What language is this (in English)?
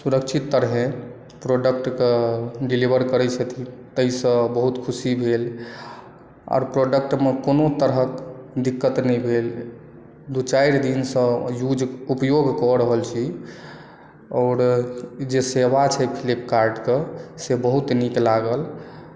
Maithili